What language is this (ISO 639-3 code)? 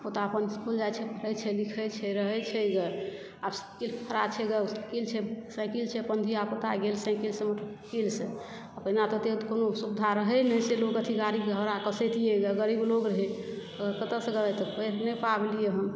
mai